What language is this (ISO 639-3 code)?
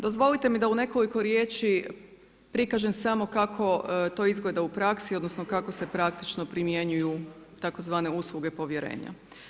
hrv